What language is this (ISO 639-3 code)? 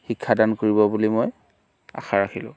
asm